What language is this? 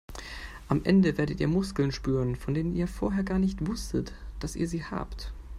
German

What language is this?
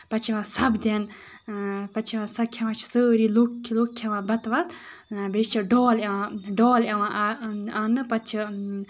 Kashmiri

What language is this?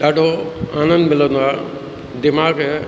Sindhi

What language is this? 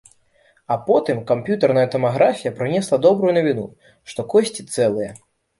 Belarusian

